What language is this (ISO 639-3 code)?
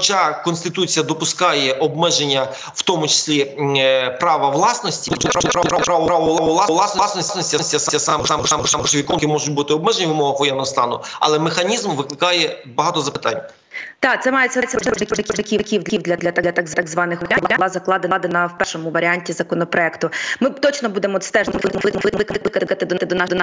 ukr